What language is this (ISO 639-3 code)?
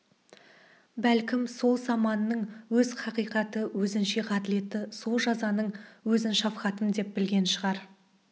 kaz